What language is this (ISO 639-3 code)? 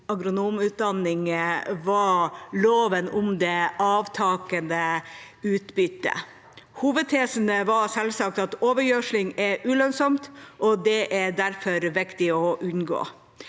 nor